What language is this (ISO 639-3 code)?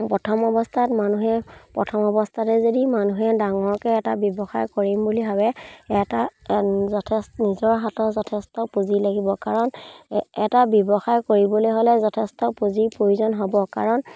asm